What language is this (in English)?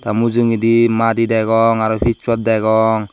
Chakma